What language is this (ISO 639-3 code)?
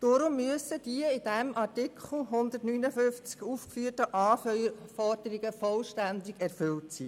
gsw